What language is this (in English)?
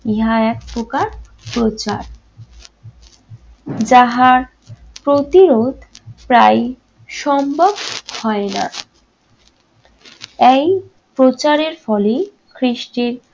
Bangla